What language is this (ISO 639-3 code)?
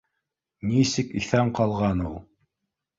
bak